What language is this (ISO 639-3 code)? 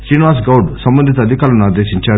tel